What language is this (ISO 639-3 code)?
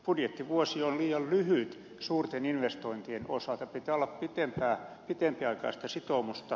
fin